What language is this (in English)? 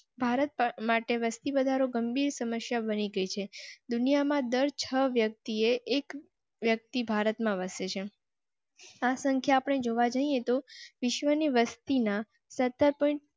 Gujarati